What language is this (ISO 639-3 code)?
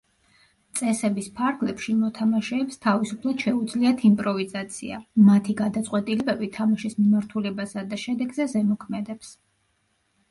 kat